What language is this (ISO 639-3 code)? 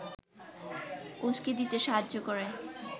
ben